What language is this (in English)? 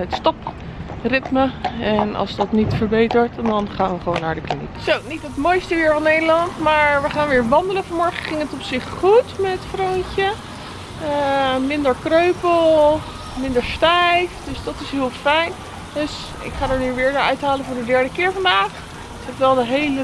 Dutch